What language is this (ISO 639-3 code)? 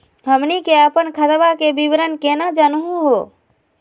mag